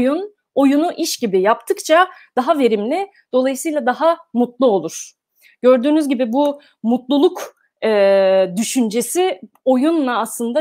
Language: Turkish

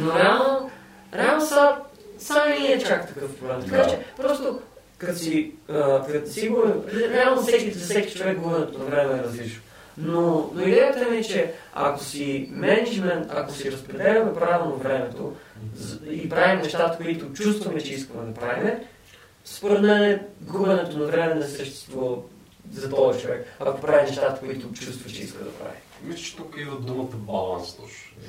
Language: Bulgarian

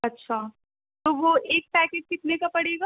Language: Urdu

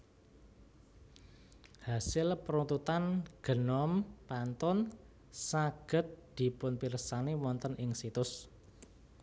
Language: Javanese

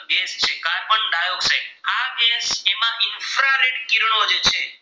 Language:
Gujarati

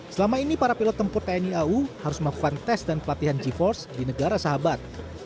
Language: Indonesian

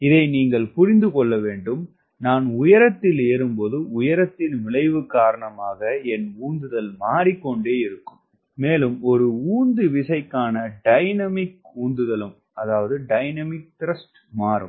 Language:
Tamil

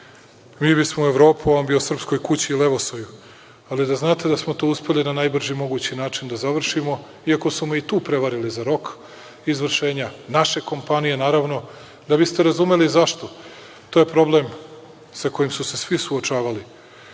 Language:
Serbian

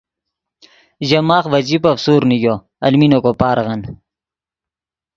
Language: Yidgha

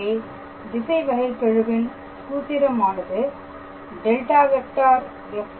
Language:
Tamil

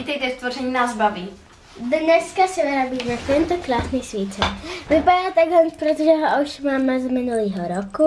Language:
Czech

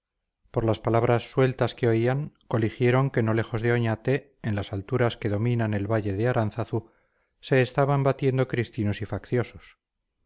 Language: Spanish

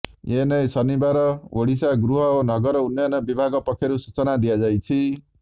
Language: Odia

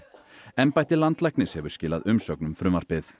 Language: Icelandic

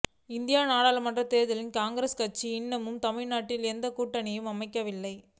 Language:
Tamil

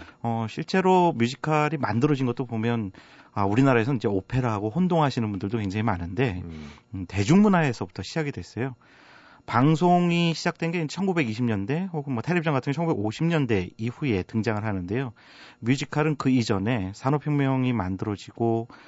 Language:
Korean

